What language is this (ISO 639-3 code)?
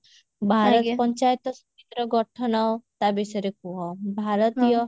ori